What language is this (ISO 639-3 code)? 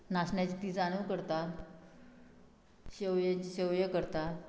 kok